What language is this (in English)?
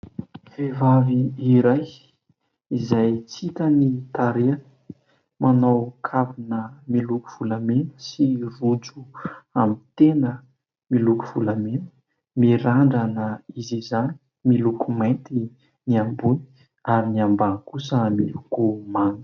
Malagasy